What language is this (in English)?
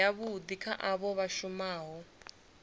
Venda